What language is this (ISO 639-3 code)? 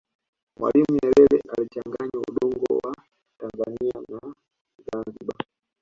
swa